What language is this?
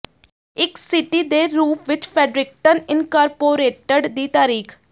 Punjabi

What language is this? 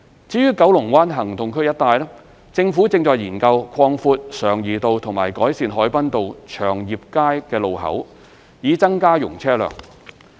Cantonese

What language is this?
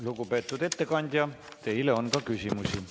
Estonian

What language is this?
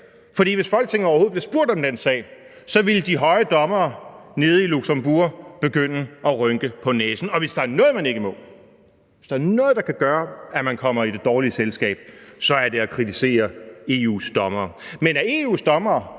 Danish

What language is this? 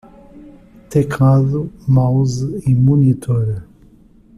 Portuguese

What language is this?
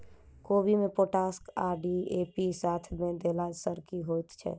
Maithili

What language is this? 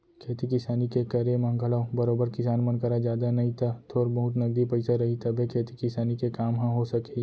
Chhattisgarhi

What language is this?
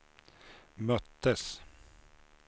Swedish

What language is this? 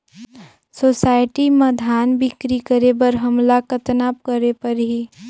Chhattisgarhi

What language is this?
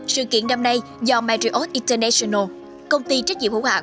Vietnamese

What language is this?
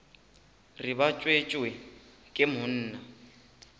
Northern Sotho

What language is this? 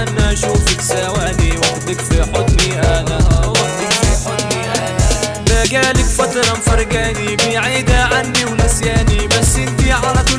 Arabic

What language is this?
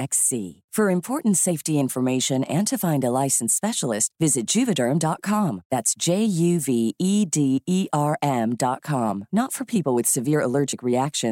Filipino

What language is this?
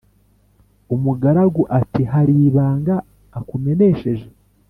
Kinyarwanda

